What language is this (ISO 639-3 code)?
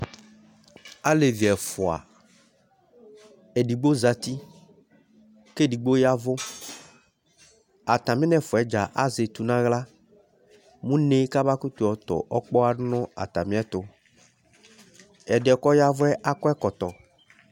kpo